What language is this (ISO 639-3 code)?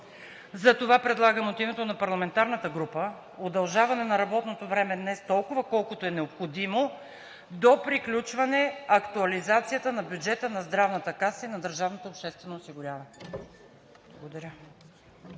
bul